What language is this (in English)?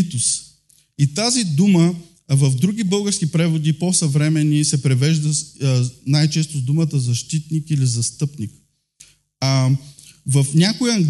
Bulgarian